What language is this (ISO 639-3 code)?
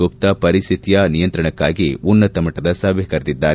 kan